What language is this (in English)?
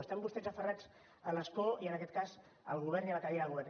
Catalan